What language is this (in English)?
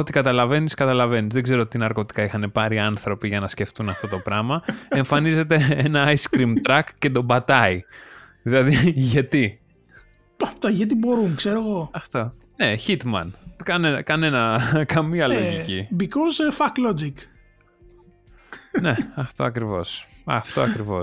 Greek